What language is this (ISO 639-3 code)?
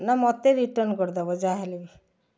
ori